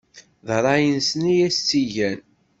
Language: Kabyle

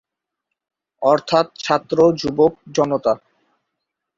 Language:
Bangla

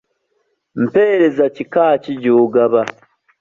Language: Ganda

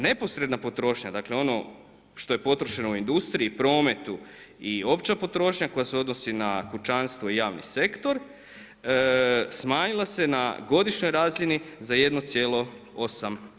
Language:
Croatian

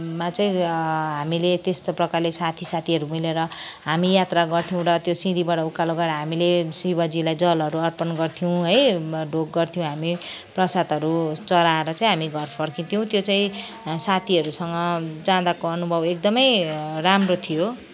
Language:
Nepali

